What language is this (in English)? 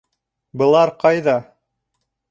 Bashkir